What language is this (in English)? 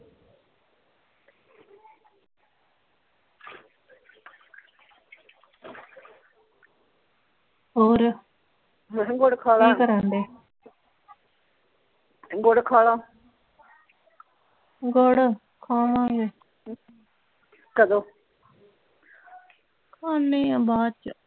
Punjabi